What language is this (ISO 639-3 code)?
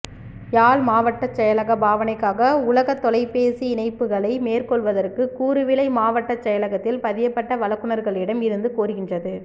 tam